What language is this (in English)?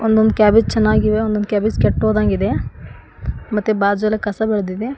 Kannada